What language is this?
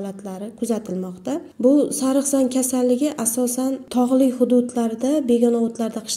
Turkish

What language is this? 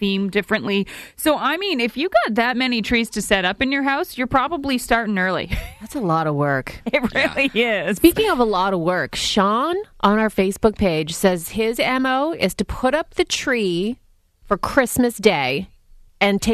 English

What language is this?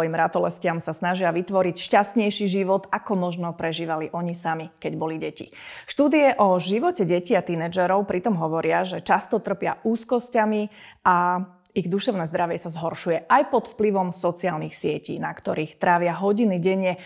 Slovak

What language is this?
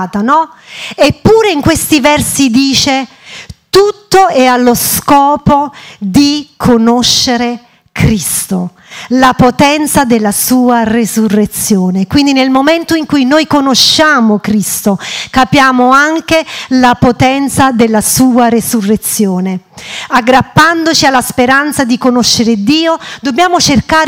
Italian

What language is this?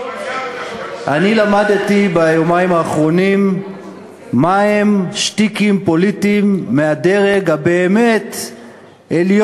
Hebrew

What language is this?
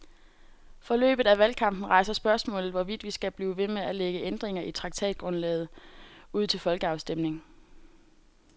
Danish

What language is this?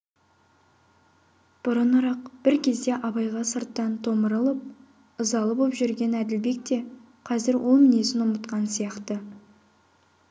Kazakh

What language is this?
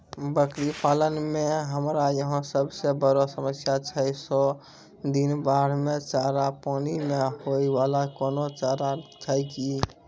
Maithili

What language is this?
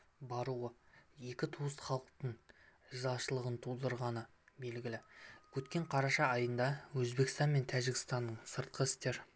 Kazakh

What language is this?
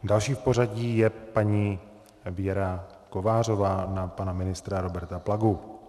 Czech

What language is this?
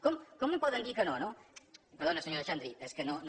Catalan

